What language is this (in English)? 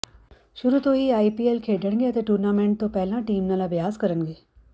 Punjabi